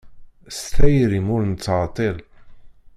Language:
Kabyle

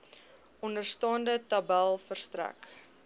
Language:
Afrikaans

